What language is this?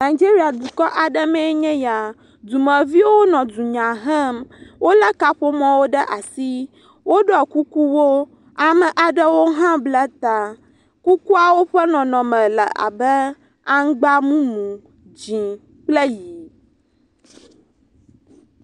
Ewe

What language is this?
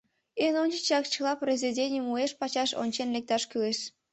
Mari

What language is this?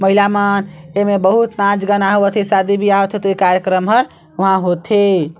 Chhattisgarhi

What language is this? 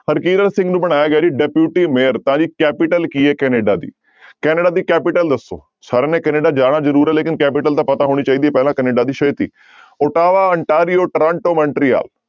Punjabi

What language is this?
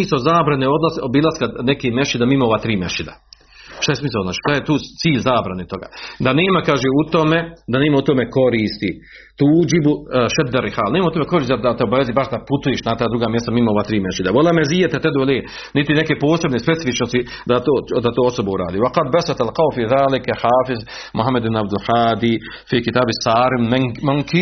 Croatian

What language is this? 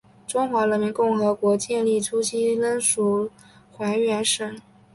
Chinese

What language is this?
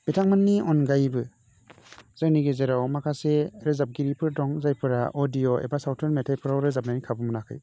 Bodo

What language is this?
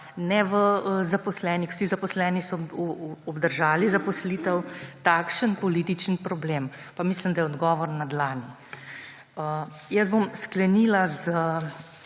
Slovenian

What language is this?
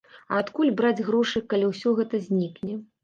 Belarusian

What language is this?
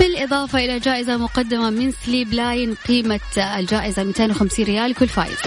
Arabic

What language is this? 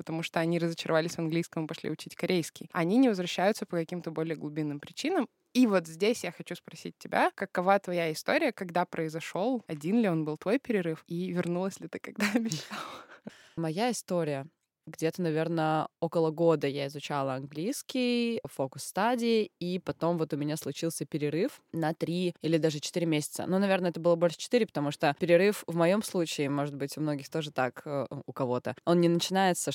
Russian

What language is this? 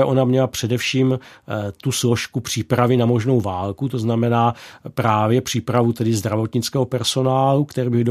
Czech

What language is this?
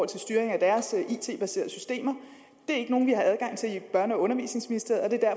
Danish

